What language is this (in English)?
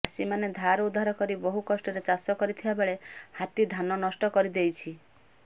Odia